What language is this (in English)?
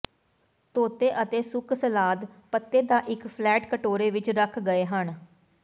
Punjabi